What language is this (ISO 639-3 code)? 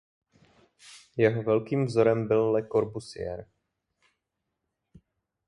ces